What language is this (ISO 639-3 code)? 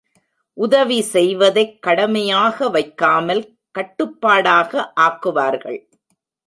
tam